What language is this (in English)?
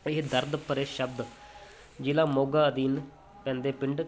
Punjabi